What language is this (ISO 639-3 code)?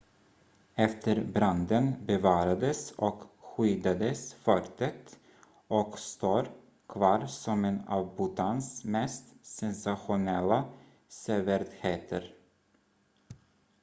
swe